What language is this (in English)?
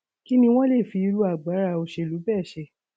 Yoruba